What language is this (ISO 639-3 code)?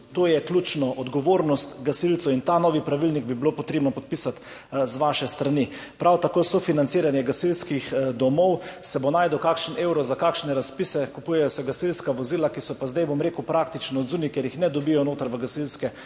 slv